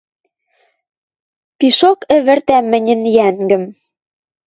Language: Western Mari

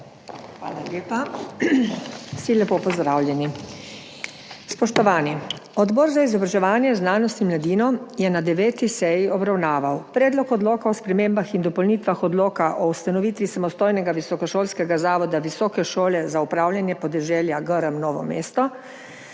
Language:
Slovenian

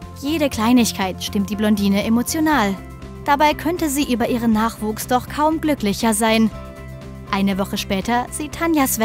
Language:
German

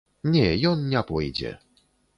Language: Belarusian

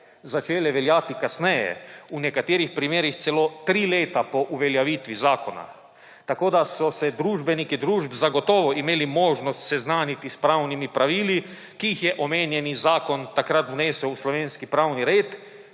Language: Slovenian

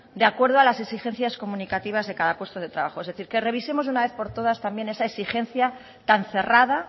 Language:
Spanish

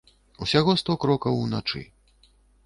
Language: Belarusian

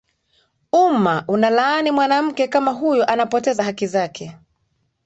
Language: Swahili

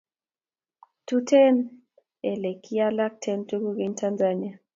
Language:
Kalenjin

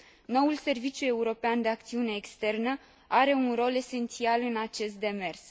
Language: Romanian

